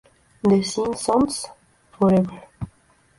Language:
Spanish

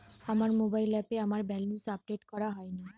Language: Bangla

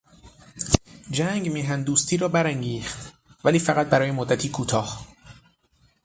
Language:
Persian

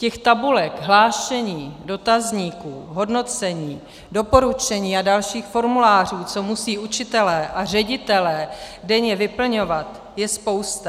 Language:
Czech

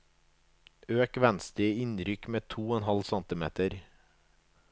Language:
Norwegian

